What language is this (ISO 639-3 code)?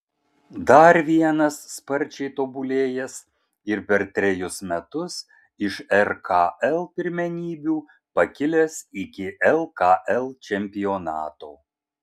lit